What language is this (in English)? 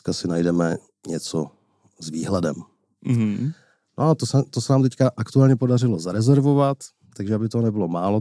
Czech